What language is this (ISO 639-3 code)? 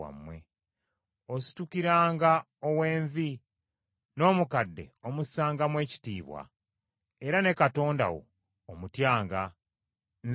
lug